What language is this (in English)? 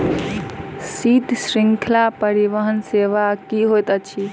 Maithili